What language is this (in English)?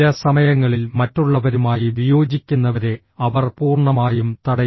Malayalam